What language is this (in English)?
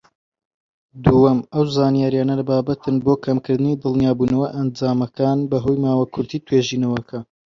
Central Kurdish